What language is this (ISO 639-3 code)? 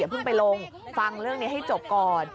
tha